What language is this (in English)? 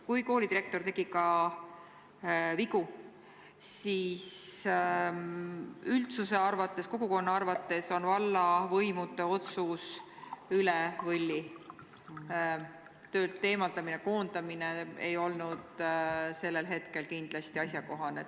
Estonian